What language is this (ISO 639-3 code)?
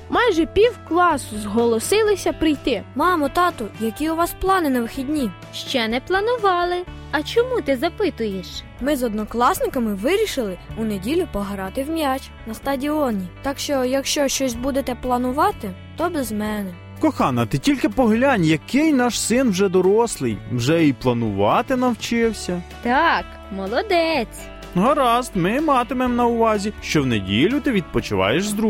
ukr